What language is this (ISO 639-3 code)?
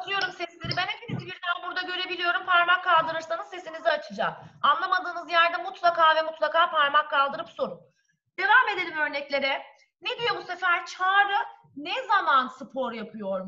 tur